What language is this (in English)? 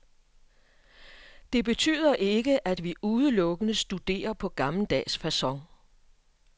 Danish